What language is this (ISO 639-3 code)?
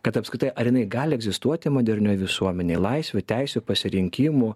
lit